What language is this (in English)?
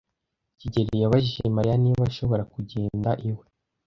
Kinyarwanda